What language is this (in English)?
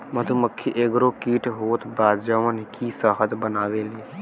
Bhojpuri